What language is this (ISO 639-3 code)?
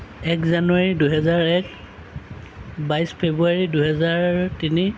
asm